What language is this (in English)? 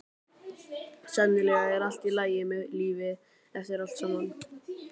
Icelandic